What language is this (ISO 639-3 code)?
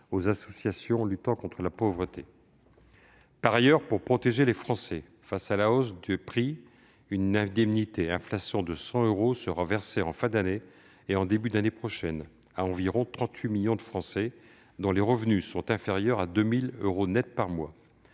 fra